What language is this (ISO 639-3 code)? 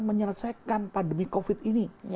ind